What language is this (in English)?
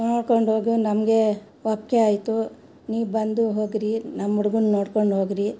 Kannada